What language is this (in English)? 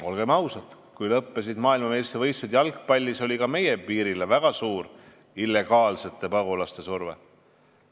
Estonian